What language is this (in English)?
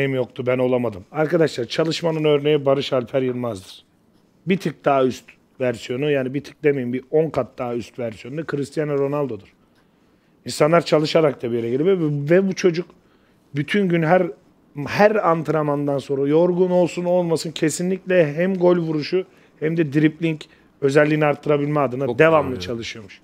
Turkish